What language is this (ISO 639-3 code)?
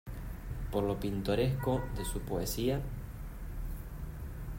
spa